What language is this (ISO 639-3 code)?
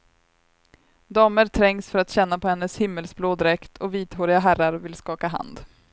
swe